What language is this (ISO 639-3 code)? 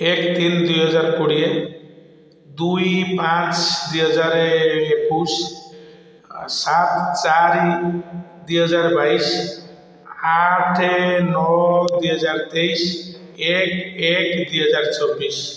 ori